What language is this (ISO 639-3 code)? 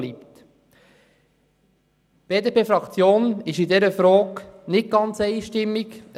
gsw